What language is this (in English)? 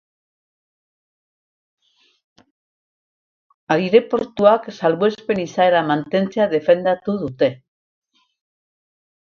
Basque